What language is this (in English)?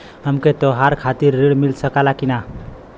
Bhojpuri